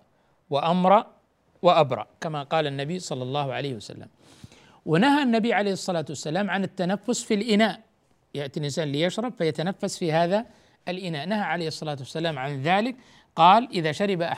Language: Arabic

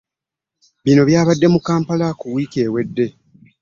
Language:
Ganda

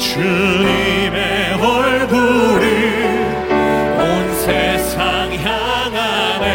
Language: Korean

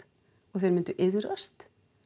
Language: Icelandic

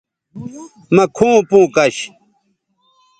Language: Bateri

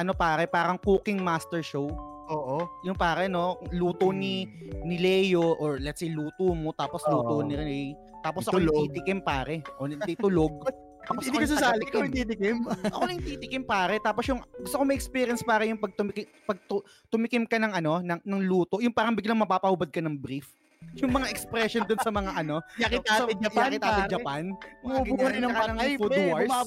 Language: Filipino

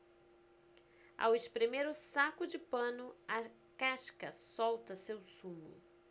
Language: Portuguese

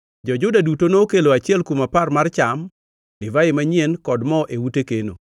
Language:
Luo (Kenya and Tanzania)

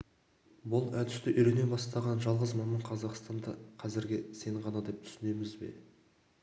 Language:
Kazakh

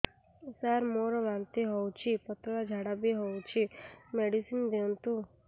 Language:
Odia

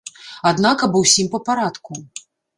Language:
Belarusian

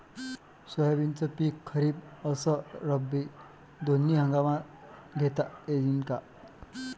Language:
Marathi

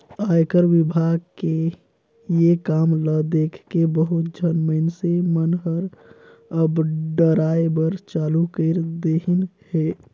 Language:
Chhattisgarhi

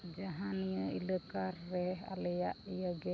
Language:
Santali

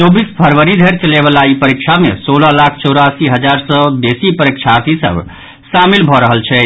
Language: Maithili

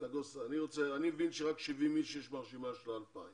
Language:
Hebrew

